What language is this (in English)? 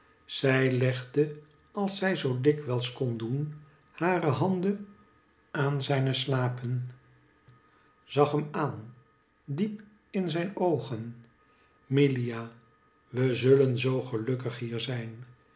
Dutch